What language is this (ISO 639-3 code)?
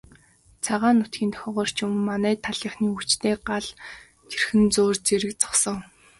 mon